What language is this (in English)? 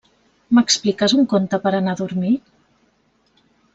Catalan